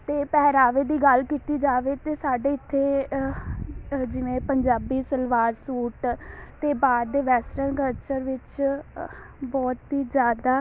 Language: Punjabi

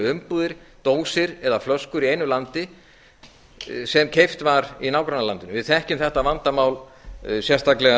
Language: Icelandic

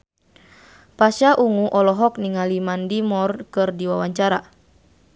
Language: Sundanese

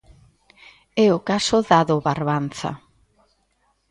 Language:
Galician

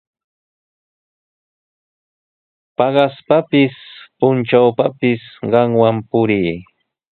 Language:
Sihuas Ancash Quechua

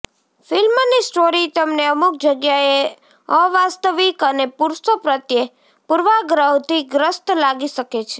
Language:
Gujarati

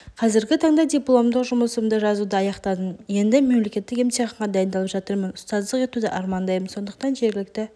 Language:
Kazakh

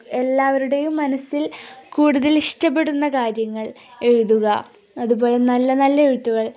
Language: Malayalam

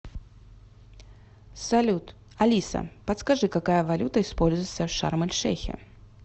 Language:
Russian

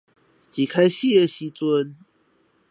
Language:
Chinese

